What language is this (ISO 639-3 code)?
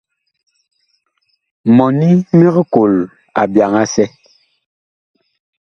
bkh